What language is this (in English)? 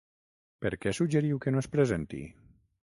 Catalan